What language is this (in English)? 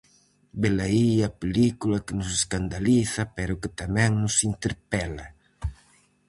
Galician